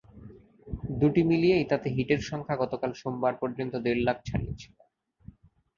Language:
Bangla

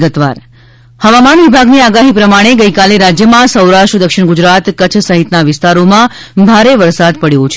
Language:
Gujarati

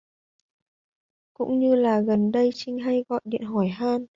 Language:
Vietnamese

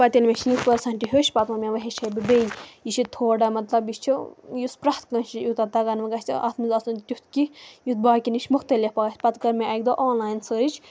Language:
Kashmiri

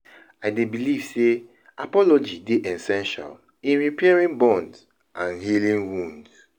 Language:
Nigerian Pidgin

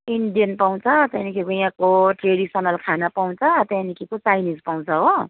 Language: Nepali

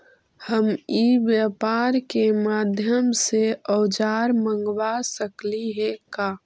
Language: Magahi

